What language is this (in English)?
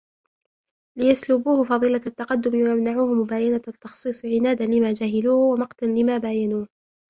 Arabic